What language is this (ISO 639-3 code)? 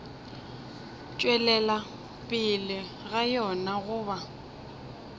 nso